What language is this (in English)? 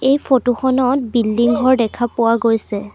Assamese